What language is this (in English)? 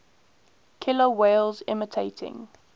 English